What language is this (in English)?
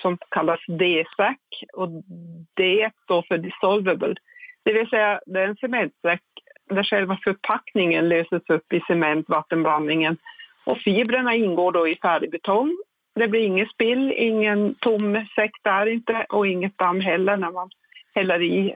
Swedish